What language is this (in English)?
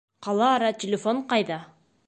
Bashkir